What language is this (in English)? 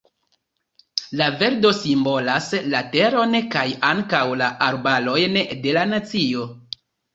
Esperanto